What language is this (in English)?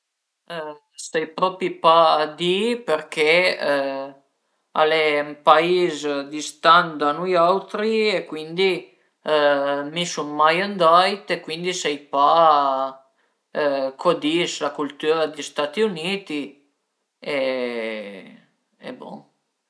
Piedmontese